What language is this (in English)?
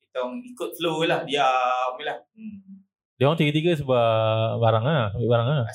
Malay